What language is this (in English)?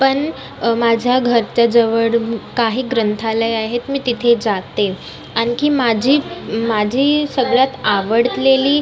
Marathi